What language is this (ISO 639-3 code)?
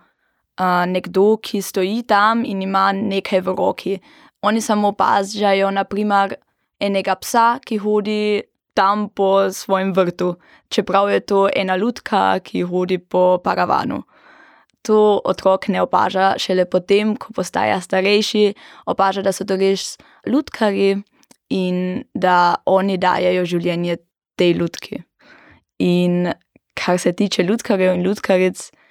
deu